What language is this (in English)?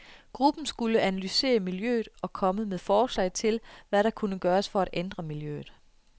Danish